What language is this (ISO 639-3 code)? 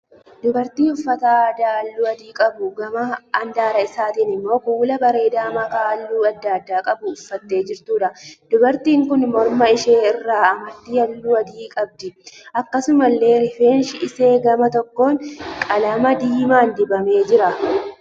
orm